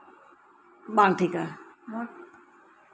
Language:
Santali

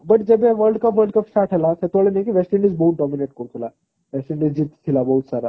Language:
Odia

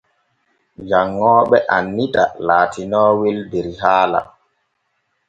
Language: Borgu Fulfulde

